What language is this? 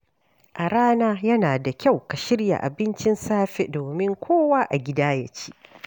Hausa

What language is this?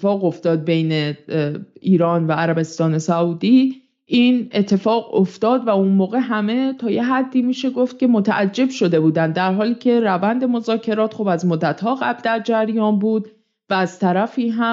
Persian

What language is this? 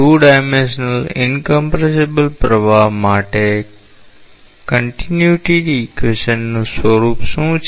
Gujarati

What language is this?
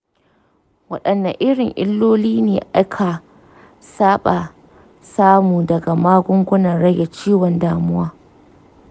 Hausa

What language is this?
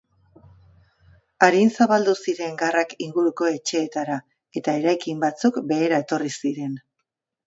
Basque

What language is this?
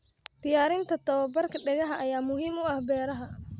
Somali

